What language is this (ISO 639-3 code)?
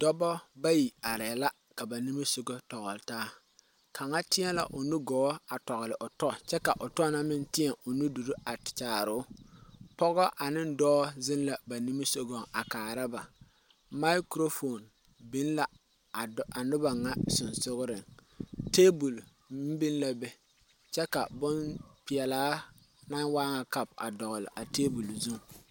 dga